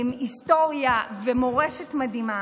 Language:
Hebrew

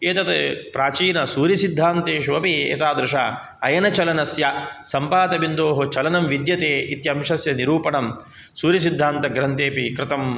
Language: Sanskrit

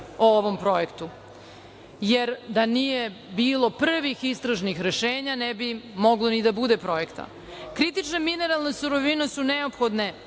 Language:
Serbian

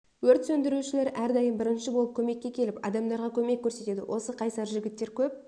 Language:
Kazakh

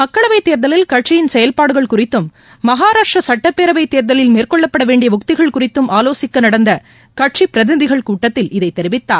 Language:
Tamil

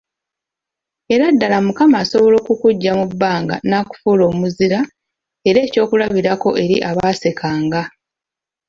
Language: Ganda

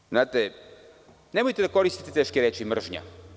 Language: Serbian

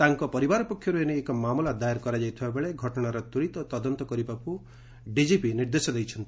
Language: Odia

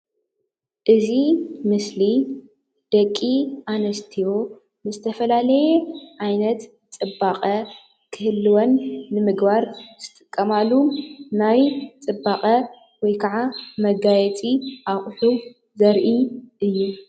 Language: Tigrinya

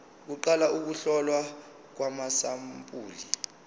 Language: Zulu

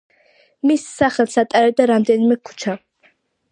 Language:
Georgian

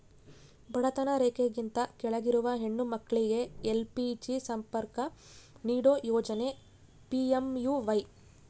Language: Kannada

